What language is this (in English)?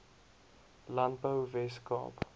Afrikaans